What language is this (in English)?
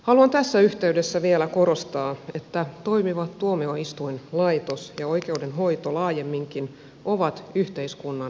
Finnish